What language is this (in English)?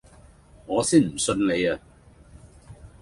Cantonese